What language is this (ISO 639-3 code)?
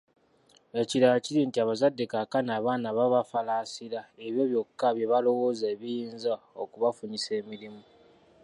lug